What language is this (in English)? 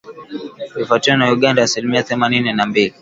Swahili